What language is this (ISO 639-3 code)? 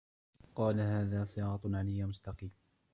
ara